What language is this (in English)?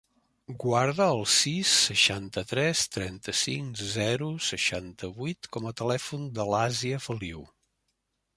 Catalan